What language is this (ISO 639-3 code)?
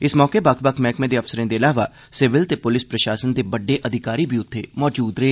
doi